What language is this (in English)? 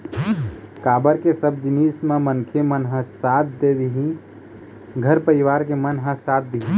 Chhattisgarhi